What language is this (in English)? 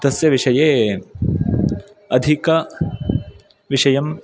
Sanskrit